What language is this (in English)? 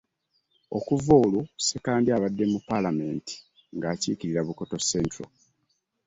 Ganda